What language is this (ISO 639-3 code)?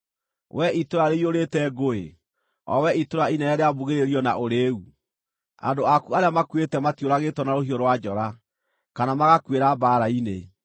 kik